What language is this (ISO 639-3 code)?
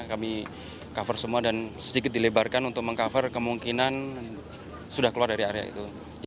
ind